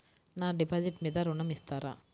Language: Telugu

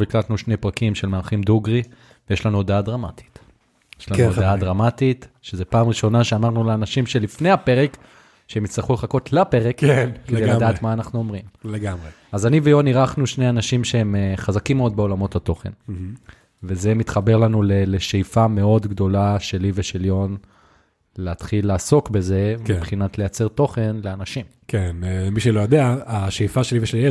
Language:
Hebrew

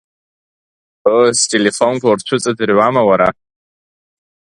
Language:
Abkhazian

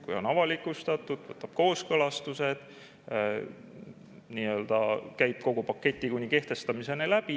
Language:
Estonian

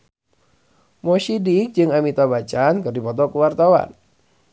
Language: Sundanese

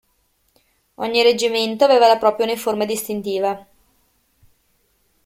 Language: Italian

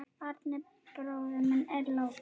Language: Icelandic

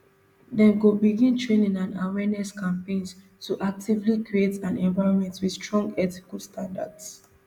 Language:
Nigerian Pidgin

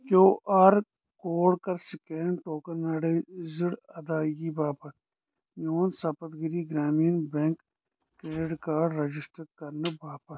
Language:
Kashmiri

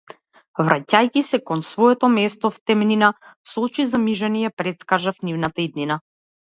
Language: Macedonian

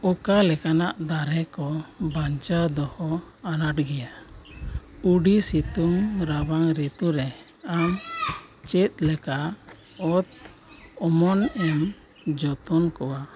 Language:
Santali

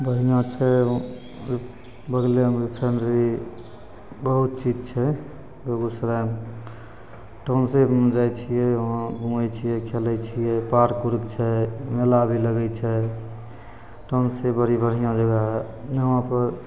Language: Maithili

